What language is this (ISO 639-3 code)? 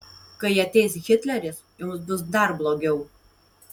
lit